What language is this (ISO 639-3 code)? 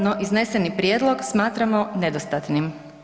hrv